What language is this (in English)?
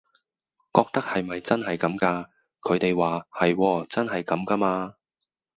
Cantonese